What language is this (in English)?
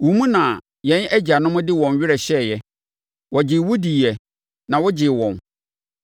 Akan